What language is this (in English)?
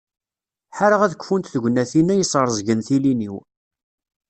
Kabyle